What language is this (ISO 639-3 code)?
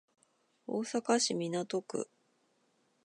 jpn